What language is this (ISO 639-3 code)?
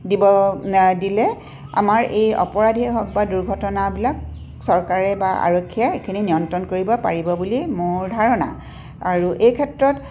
asm